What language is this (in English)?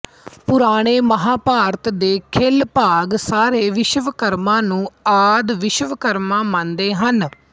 Punjabi